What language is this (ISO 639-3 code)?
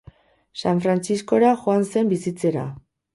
eus